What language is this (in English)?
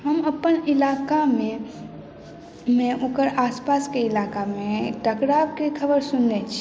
Maithili